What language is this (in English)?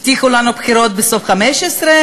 Hebrew